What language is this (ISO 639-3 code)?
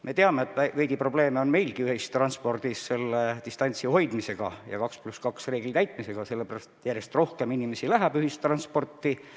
est